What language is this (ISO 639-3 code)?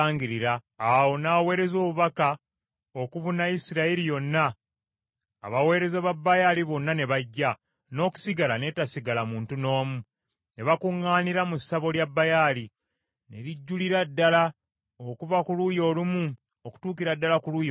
lug